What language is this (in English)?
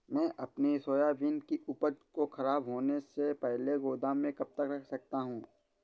Hindi